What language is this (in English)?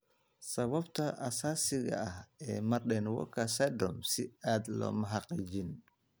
Somali